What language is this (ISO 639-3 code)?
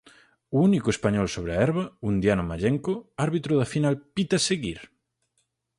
glg